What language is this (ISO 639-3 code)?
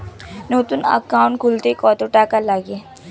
ben